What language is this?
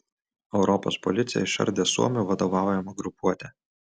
Lithuanian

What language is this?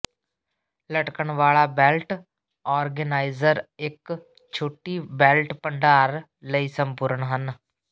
Punjabi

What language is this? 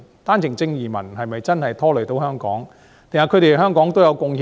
Cantonese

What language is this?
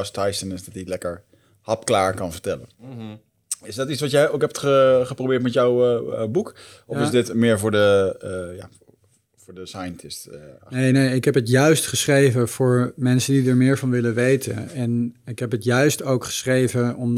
Dutch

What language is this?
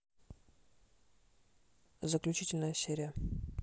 Russian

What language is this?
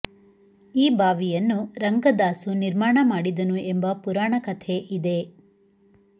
Kannada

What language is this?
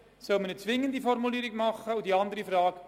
Swiss German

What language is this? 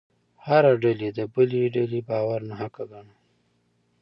Pashto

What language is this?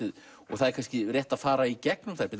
Icelandic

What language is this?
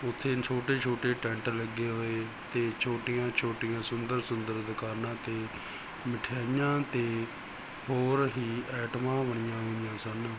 Punjabi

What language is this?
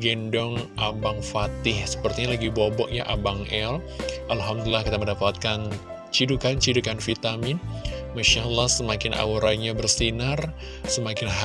Indonesian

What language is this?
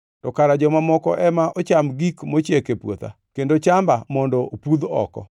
Luo (Kenya and Tanzania)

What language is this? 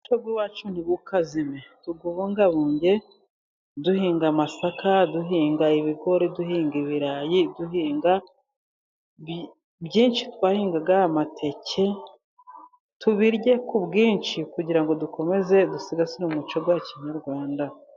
Kinyarwanda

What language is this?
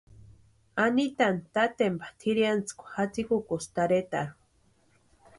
Western Highland Purepecha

